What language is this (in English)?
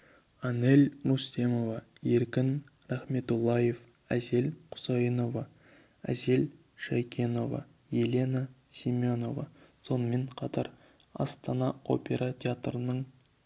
Kazakh